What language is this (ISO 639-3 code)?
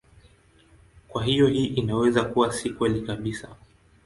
swa